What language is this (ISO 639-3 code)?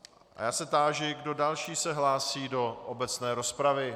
ces